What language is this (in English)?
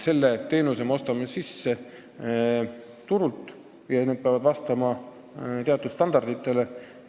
Estonian